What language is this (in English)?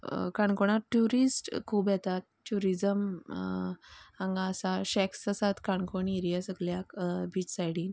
Konkani